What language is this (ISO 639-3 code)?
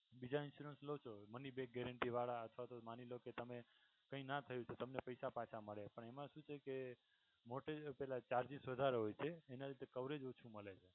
guj